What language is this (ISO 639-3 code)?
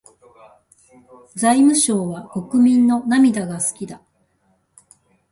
jpn